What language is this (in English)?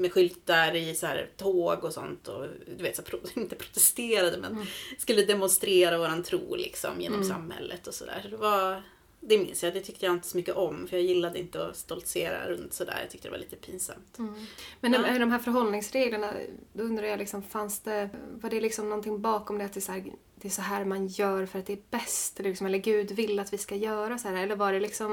Swedish